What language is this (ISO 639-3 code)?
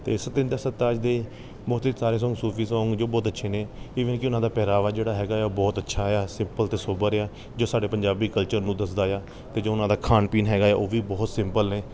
pan